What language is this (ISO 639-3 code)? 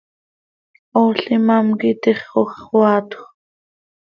sei